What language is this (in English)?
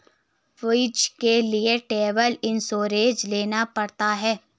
Hindi